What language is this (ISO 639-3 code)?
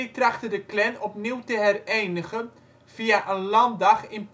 nld